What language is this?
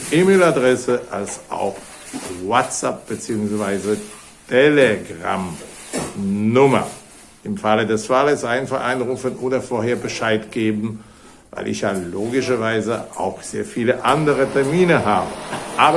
German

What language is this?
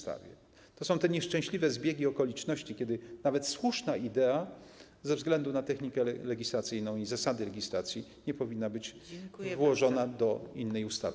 Polish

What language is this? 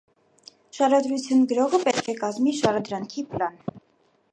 Armenian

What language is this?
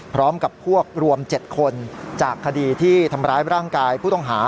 Thai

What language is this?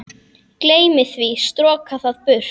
Icelandic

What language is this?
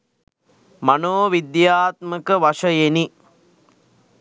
Sinhala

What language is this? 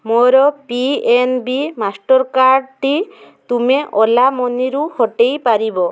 Odia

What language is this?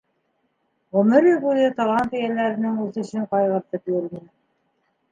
Bashkir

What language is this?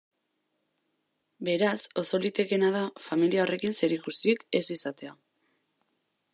Basque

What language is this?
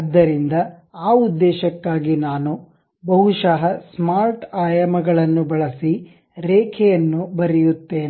Kannada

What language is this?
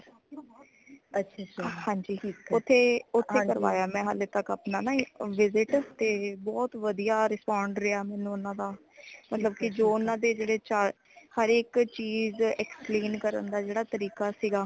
Punjabi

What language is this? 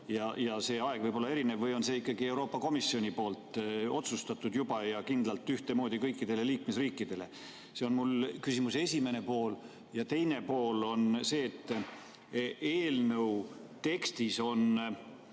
Estonian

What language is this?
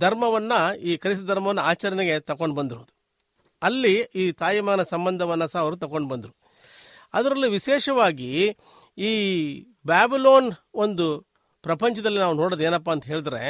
Kannada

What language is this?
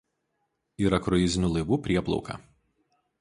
Lithuanian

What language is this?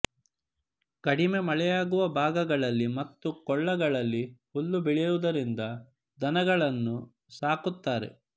Kannada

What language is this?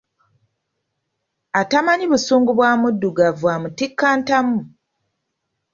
Ganda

